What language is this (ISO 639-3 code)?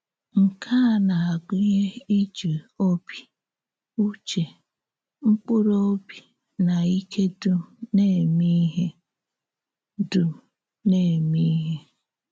ibo